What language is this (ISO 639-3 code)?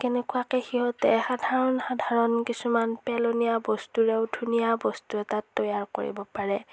asm